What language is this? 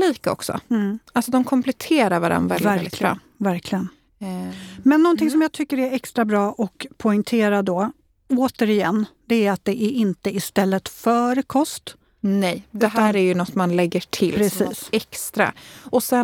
Swedish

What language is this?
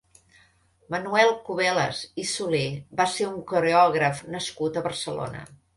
Catalan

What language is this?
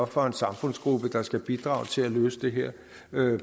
Danish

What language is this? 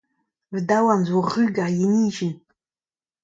Breton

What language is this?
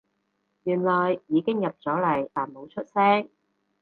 Cantonese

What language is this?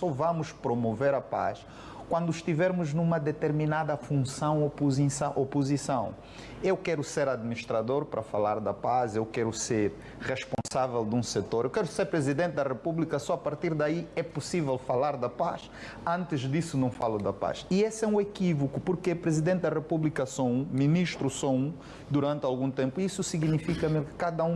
Portuguese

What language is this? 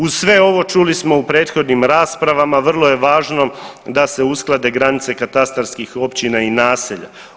Croatian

